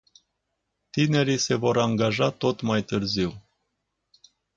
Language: Romanian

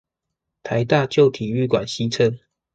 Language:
Chinese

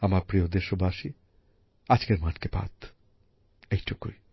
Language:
Bangla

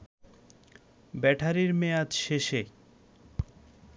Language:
Bangla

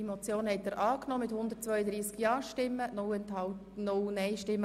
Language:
Swiss German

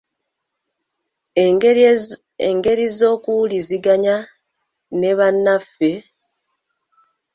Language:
Ganda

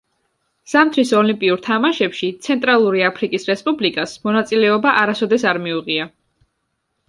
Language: Georgian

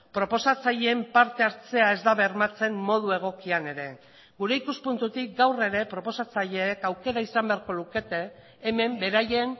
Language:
Basque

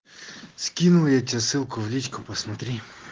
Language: Russian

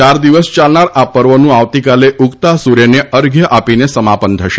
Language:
Gujarati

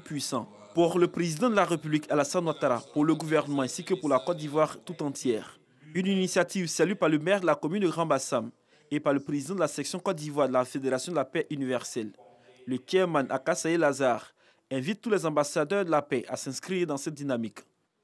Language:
French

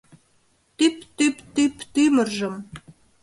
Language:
Mari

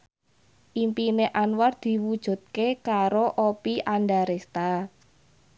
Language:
Javanese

